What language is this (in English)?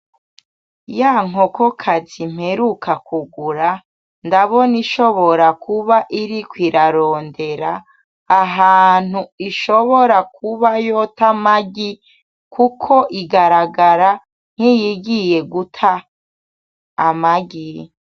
Rundi